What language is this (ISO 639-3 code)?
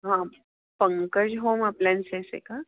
mar